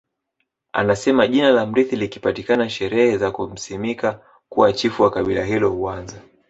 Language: Swahili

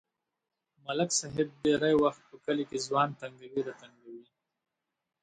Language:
Pashto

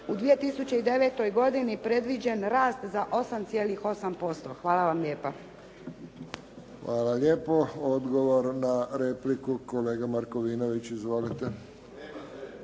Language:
Croatian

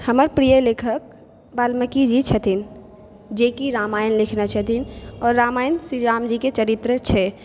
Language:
Maithili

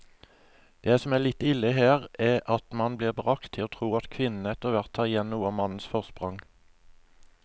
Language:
Norwegian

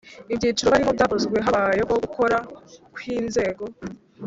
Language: Kinyarwanda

